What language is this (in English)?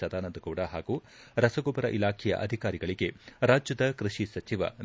Kannada